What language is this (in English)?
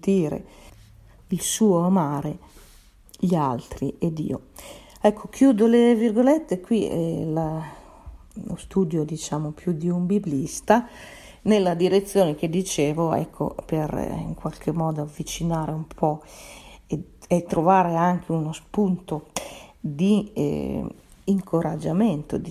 Italian